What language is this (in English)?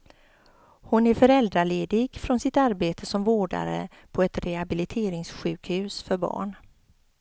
Swedish